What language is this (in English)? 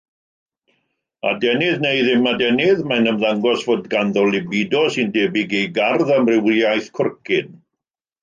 Welsh